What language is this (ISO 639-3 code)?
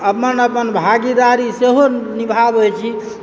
mai